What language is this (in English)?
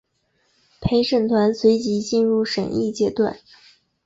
Chinese